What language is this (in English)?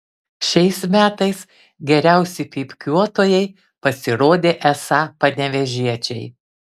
Lithuanian